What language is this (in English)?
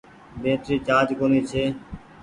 Goaria